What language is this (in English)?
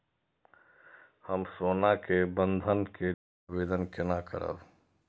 Maithili